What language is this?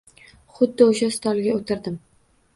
Uzbek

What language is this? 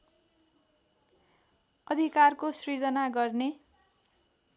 Nepali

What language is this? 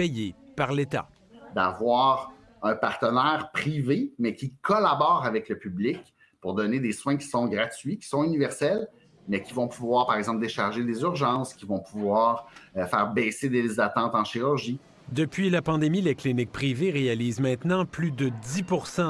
French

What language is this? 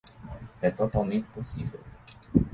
Portuguese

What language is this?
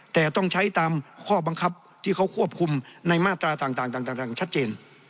Thai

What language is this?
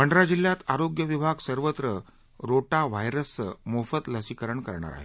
Marathi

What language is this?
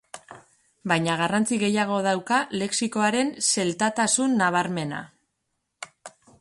Basque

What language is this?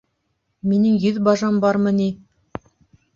Bashkir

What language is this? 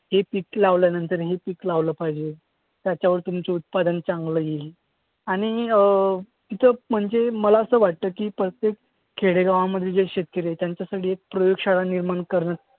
Marathi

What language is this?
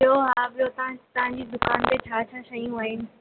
Sindhi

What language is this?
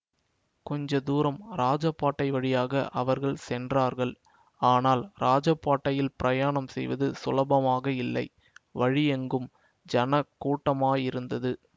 Tamil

